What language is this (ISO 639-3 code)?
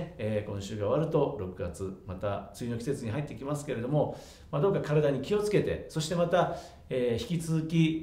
jpn